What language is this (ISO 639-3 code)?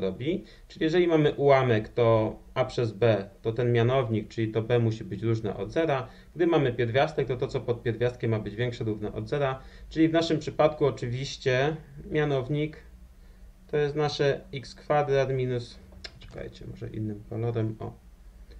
pol